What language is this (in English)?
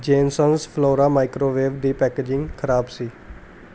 Punjabi